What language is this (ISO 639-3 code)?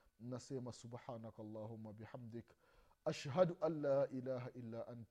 swa